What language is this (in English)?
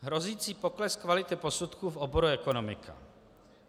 Czech